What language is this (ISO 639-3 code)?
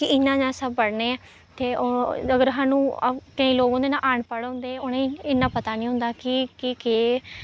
doi